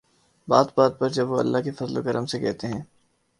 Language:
Urdu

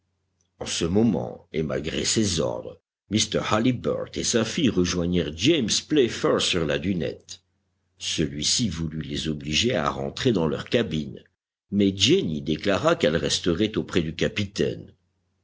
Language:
French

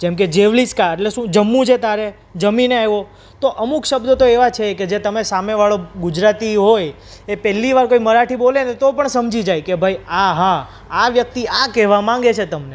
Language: Gujarati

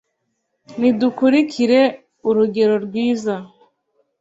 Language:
Kinyarwanda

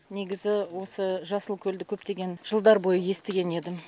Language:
Kazakh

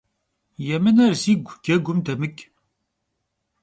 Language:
Kabardian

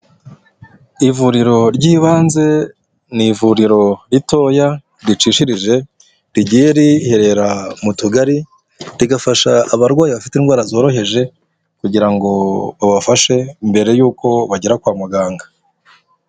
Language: Kinyarwanda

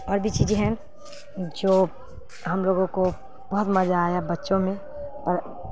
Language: Urdu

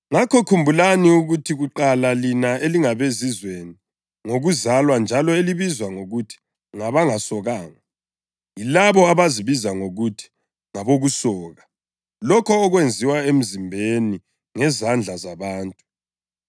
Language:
North Ndebele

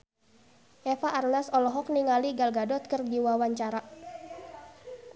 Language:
Sundanese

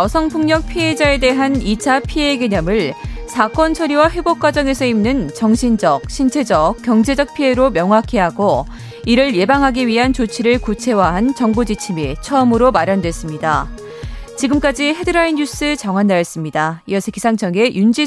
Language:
Korean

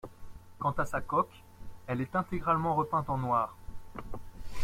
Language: French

